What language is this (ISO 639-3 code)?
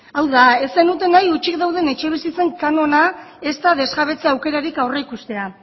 eus